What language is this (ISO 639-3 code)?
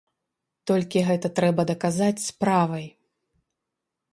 bel